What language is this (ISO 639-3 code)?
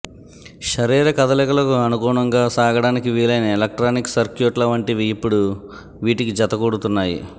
tel